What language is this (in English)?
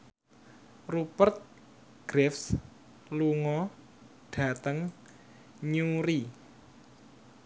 Javanese